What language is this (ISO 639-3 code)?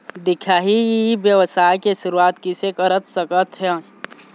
hne